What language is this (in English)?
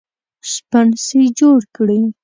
Pashto